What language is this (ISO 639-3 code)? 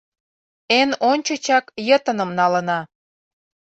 chm